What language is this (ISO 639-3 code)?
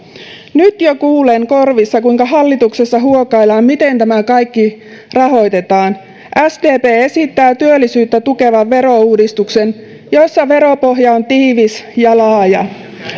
fin